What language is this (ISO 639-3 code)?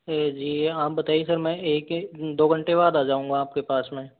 hin